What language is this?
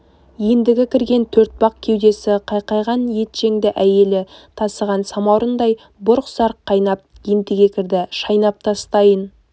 Kazakh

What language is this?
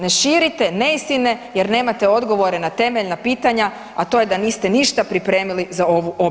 Croatian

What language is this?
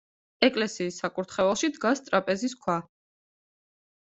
Georgian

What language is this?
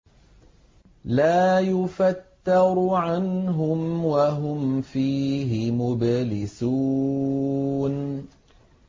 Arabic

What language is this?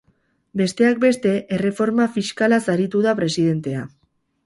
Basque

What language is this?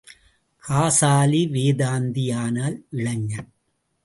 Tamil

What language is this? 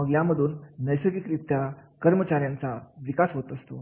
Marathi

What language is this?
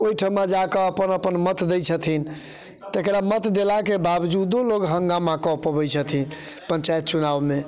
Maithili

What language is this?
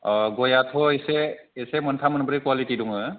Bodo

